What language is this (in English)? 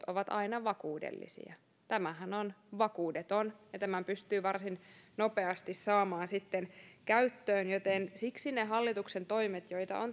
Finnish